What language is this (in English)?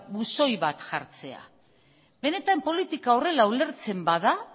Basque